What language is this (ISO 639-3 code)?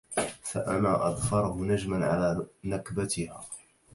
ara